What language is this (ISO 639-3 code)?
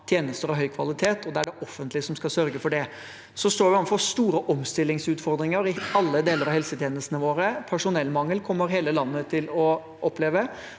nor